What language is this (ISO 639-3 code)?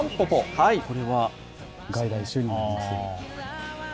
jpn